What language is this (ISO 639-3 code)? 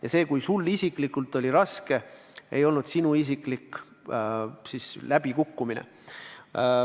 est